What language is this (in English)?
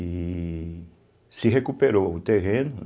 Portuguese